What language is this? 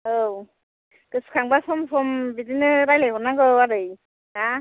Bodo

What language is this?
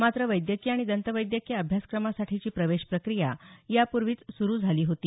Marathi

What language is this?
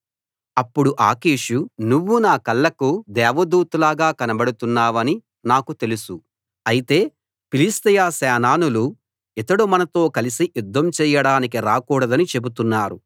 Telugu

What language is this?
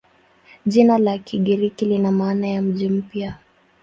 Swahili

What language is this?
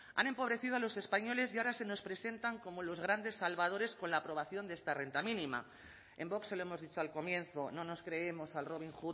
Spanish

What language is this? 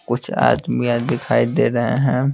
Hindi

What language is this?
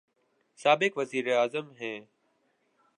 Urdu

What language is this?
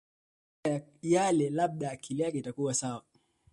Swahili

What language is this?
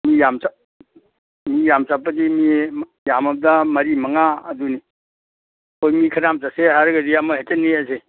Manipuri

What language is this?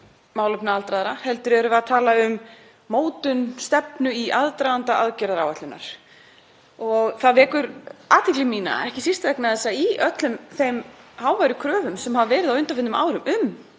Icelandic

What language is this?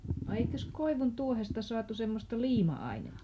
Finnish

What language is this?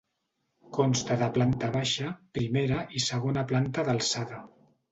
Catalan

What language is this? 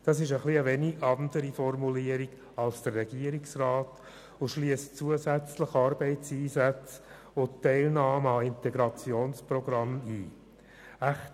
Swiss German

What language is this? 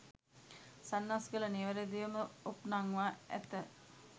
Sinhala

